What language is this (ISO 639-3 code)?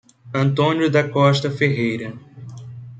por